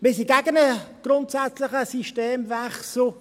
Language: Swiss German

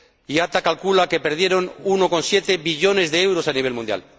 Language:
Spanish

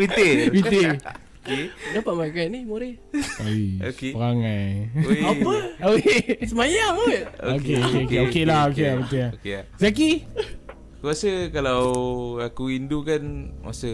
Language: Malay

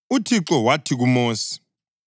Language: North Ndebele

